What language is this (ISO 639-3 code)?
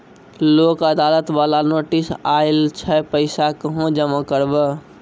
mai